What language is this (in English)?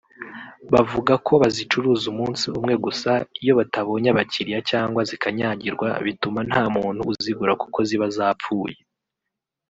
Kinyarwanda